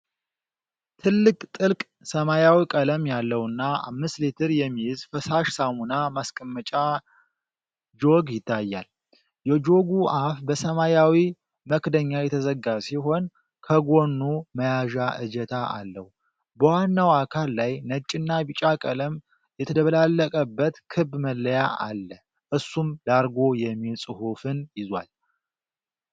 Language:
Amharic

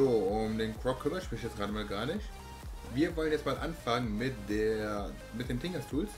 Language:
German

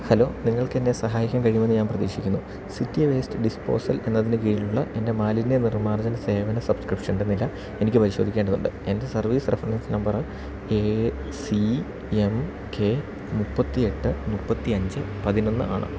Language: Malayalam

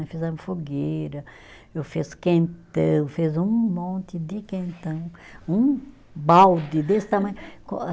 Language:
Portuguese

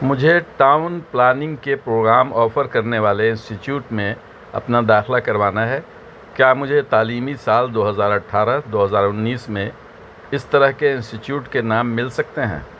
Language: Urdu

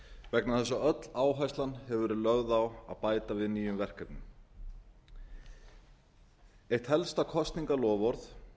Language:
Icelandic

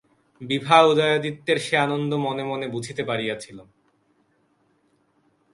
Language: Bangla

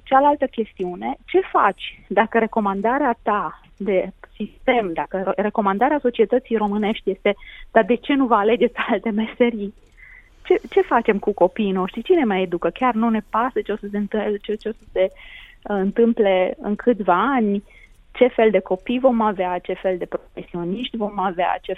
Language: Romanian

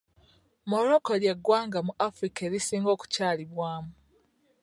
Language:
Ganda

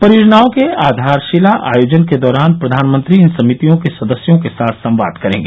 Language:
Hindi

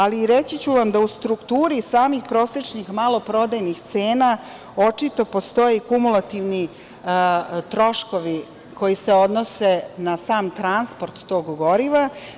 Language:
Serbian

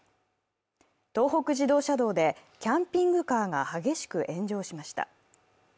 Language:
Japanese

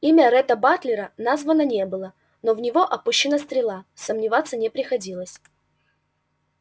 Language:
Russian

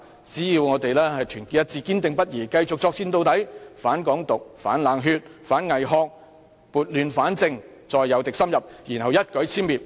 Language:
Cantonese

